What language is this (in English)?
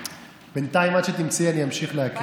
Hebrew